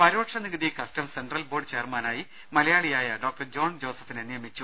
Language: Malayalam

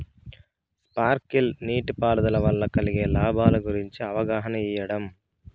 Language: Telugu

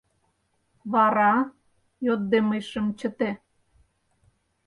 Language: Mari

